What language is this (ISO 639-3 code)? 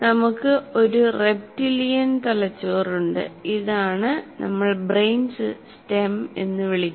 mal